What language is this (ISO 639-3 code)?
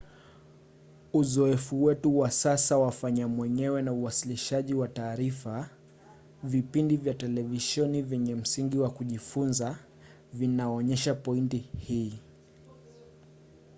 swa